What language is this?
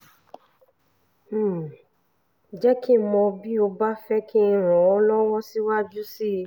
Yoruba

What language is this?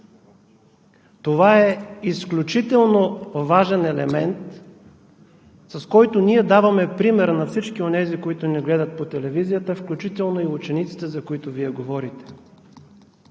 Bulgarian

